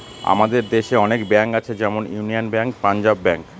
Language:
Bangla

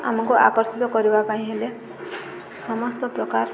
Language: Odia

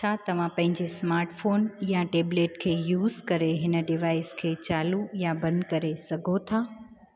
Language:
Sindhi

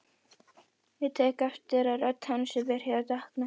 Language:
Icelandic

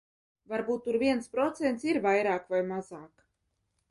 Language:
Latvian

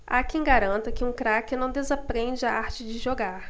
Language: Portuguese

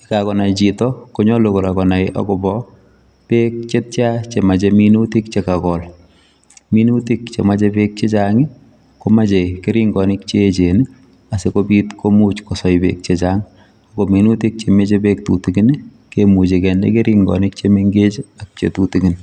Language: Kalenjin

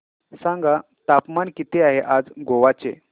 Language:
Marathi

